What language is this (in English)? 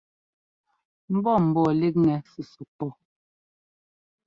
Ngomba